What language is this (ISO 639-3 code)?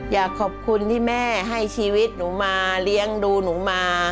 tha